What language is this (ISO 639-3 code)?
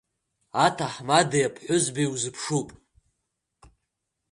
abk